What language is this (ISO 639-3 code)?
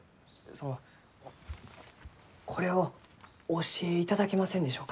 jpn